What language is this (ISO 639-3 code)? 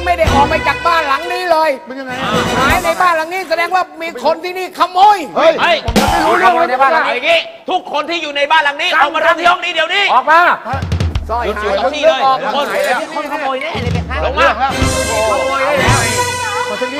tha